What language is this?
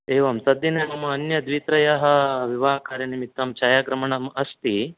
Sanskrit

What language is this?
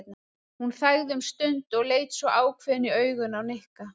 Icelandic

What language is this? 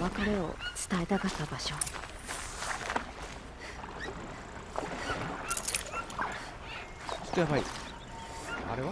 Japanese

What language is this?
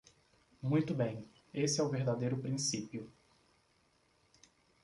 Portuguese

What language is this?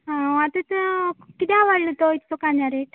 Konkani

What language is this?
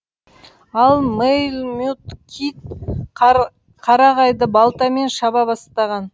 Kazakh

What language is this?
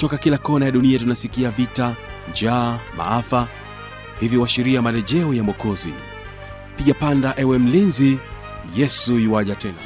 Swahili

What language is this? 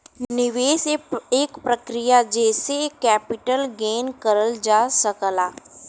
Bhojpuri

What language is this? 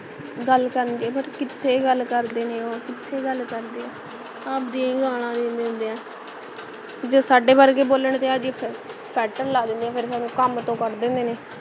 Punjabi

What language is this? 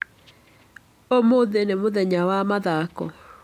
Kikuyu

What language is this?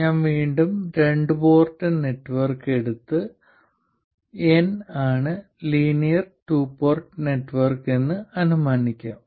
Malayalam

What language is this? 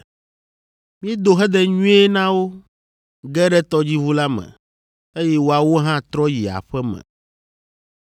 Ewe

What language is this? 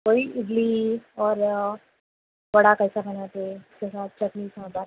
Urdu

